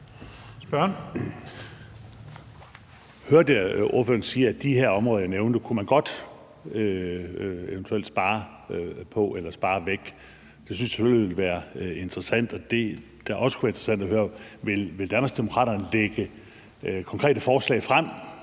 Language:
Danish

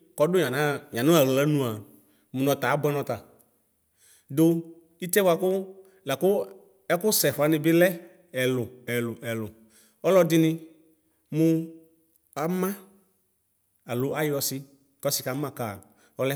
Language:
Ikposo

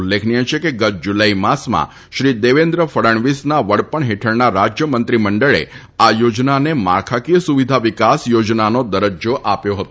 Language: Gujarati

